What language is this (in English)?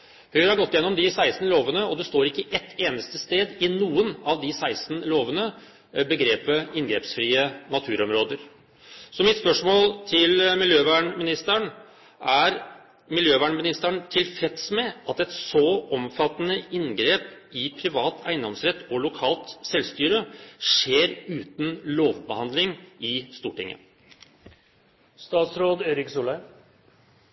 Norwegian Bokmål